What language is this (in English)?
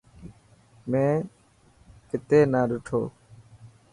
Dhatki